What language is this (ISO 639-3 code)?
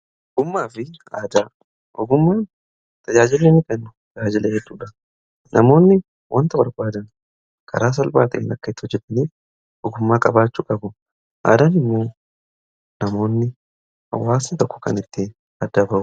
orm